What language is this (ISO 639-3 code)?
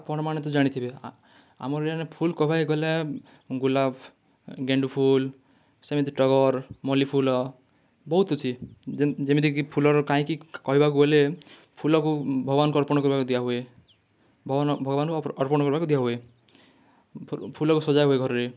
ori